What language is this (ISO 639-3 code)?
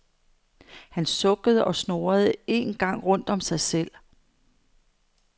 dan